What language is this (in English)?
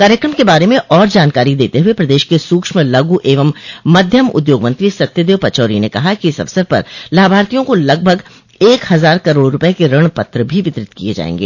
Hindi